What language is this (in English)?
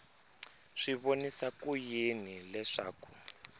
Tsonga